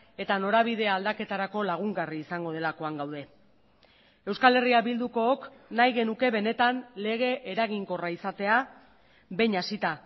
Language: Basque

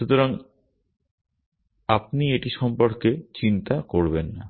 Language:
Bangla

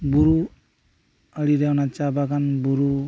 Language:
Santali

